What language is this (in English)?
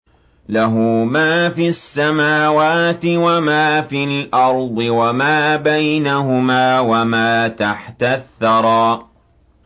Arabic